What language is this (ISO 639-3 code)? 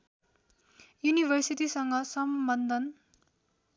nep